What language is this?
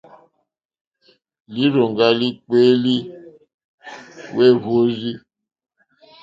Mokpwe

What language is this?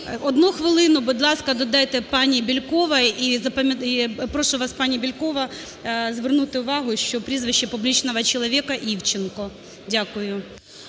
Ukrainian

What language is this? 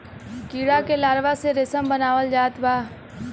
Bhojpuri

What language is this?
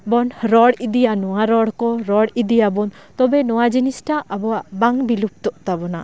Santali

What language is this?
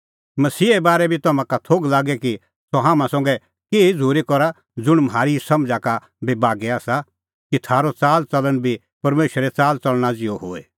Kullu Pahari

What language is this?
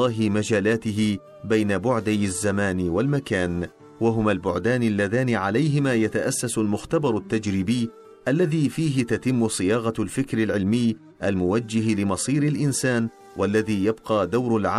Arabic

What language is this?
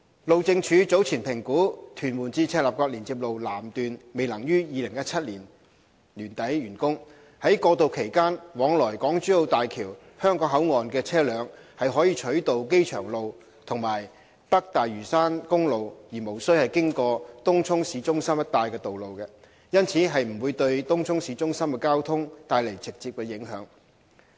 Cantonese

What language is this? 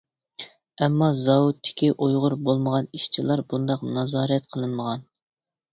Uyghur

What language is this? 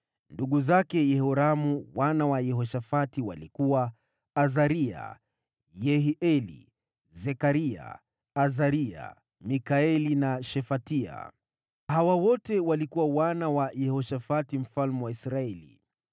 Swahili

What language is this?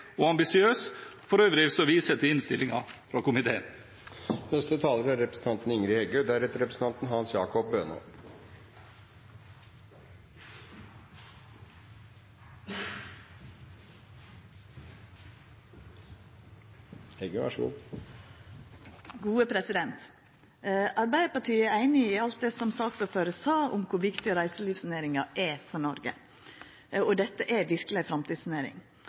Norwegian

